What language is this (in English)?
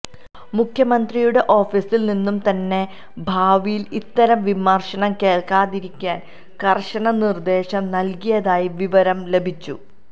Malayalam